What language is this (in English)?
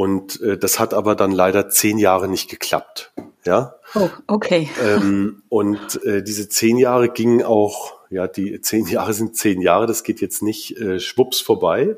German